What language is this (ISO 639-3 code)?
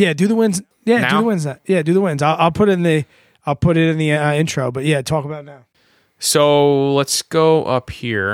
eng